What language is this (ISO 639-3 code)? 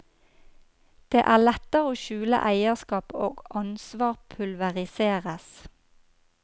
nor